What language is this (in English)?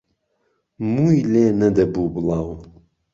Central Kurdish